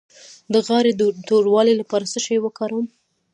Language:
Pashto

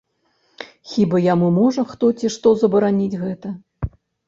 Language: Belarusian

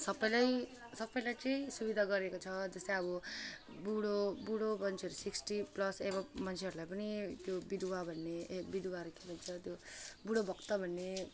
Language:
Nepali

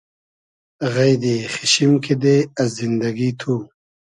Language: Hazaragi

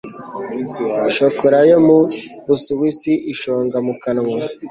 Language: Kinyarwanda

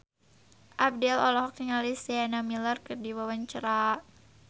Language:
Sundanese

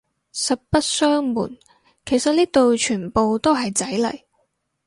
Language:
Cantonese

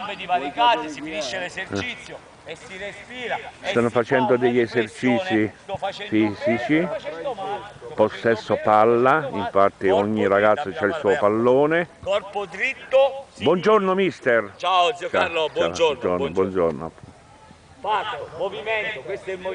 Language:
Italian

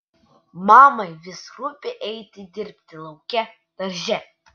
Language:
Lithuanian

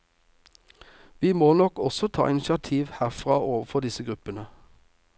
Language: Norwegian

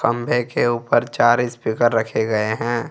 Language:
Hindi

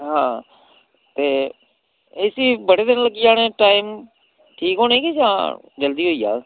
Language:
Dogri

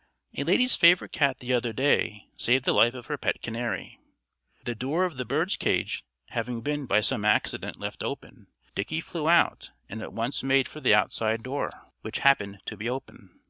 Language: English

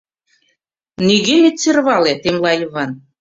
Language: Mari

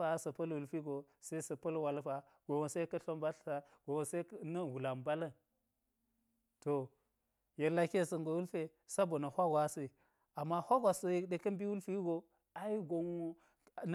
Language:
Geji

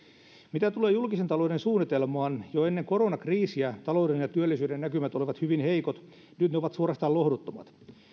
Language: Finnish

